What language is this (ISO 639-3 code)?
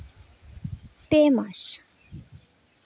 sat